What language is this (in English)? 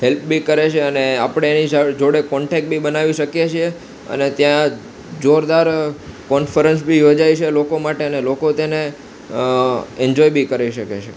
Gujarati